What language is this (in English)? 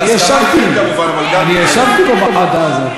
Hebrew